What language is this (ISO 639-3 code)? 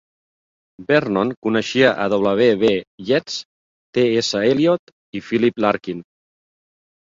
cat